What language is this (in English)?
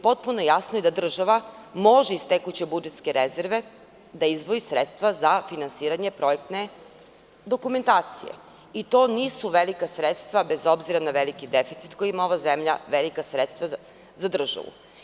Serbian